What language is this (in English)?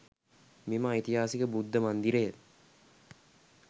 Sinhala